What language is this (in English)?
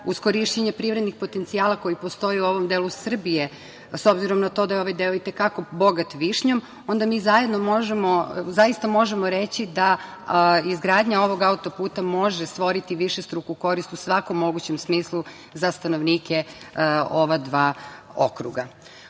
Serbian